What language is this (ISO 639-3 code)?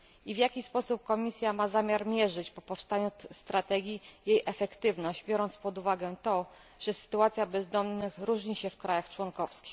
pol